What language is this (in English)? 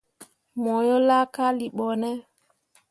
Mundang